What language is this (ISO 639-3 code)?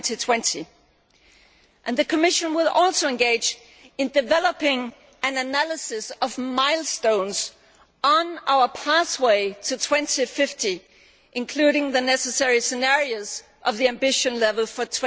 eng